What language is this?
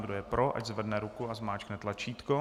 Czech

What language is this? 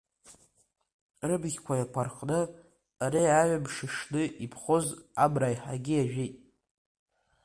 Abkhazian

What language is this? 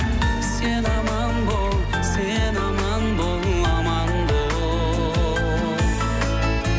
Kazakh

